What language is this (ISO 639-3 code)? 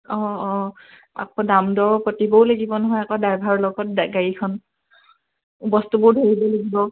asm